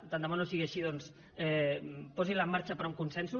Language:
Catalan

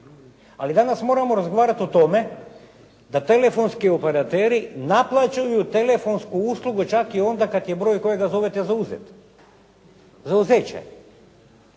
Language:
Croatian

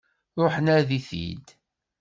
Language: Kabyle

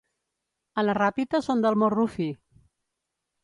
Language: Catalan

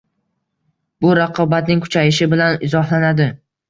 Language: Uzbek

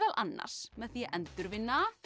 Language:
Icelandic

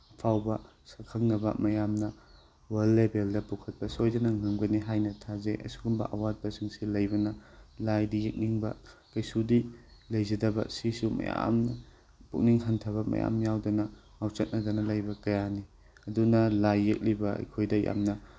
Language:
Manipuri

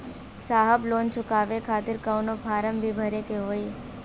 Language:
Bhojpuri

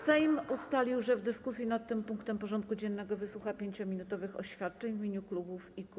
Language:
Polish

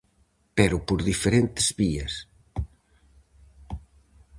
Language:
Galician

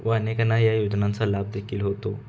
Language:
Marathi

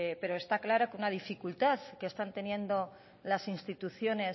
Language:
Spanish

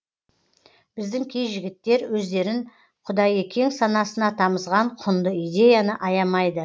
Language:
Kazakh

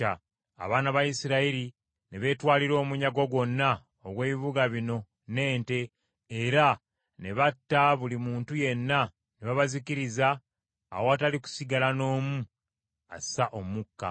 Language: Ganda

